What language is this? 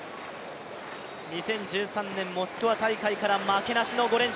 Japanese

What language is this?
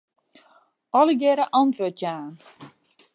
Western Frisian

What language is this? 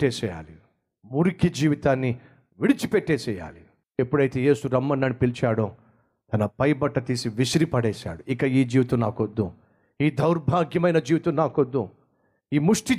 Telugu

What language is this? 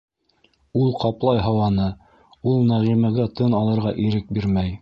Bashkir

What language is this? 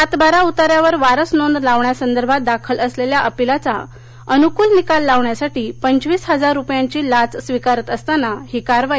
Marathi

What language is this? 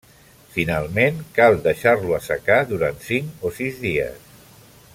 Catalan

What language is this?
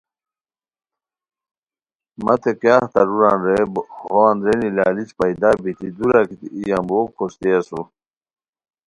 Khowar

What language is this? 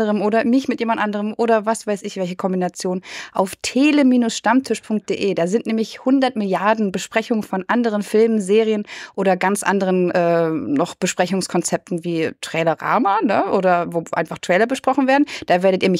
German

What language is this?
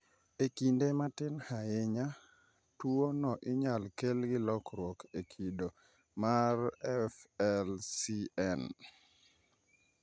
Luo (Kenya and Tanzania)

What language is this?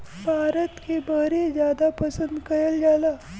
Bhojpuri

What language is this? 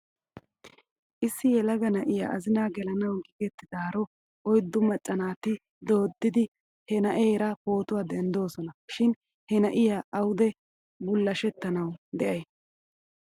Wolaytta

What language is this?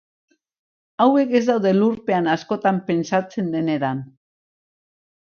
Basque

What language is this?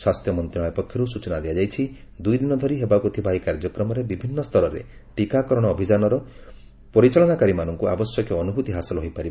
Odia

